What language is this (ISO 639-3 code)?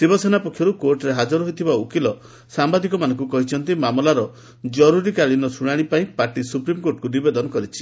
ori